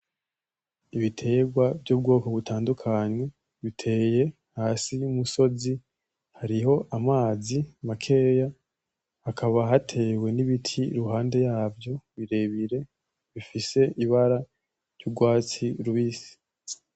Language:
Rundi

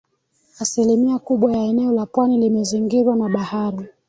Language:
Swahili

